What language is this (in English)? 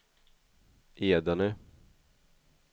Swedish